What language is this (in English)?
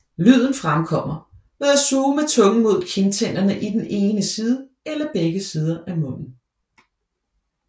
Danish